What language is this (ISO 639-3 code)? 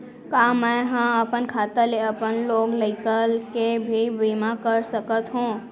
hne